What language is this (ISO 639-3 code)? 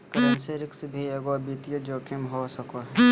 mag